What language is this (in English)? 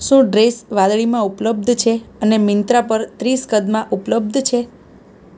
Gujarati